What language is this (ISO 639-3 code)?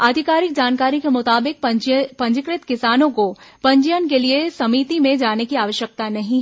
hin